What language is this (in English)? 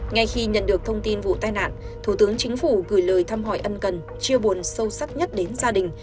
Vietnamese